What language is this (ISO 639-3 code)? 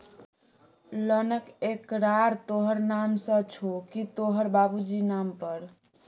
mai